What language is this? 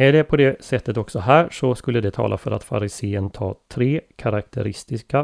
Swedish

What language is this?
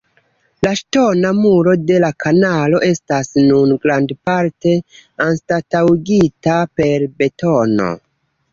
Esperanto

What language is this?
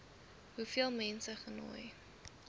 Afrikaans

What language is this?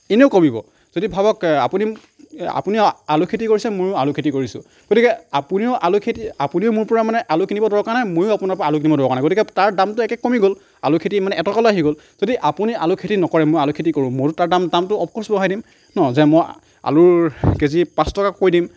Assamese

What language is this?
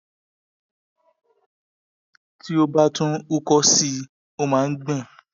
Yoruba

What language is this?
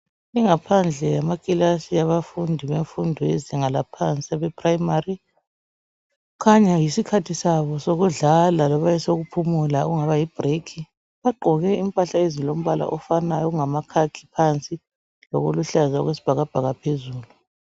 North Ndebele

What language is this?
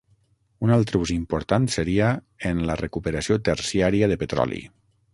Catalan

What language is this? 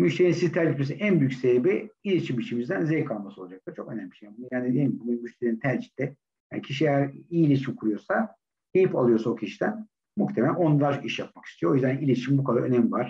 Turkish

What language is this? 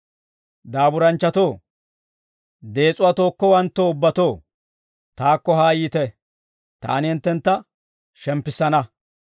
Dawro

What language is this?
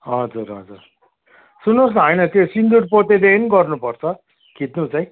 Nepali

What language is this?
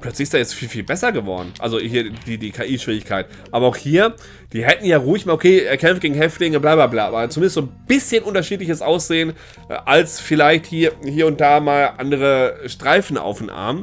German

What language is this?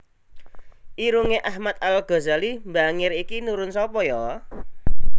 Javanese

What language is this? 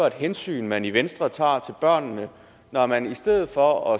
Danish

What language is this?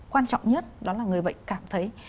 Vietnamese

